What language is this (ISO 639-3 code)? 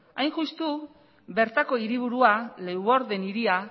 eus